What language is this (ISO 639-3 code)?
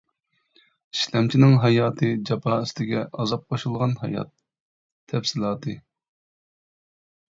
uig